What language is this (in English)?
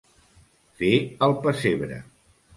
Catalan